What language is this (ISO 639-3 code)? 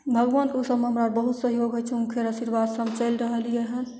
mai